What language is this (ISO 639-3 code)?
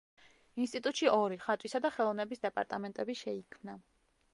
kat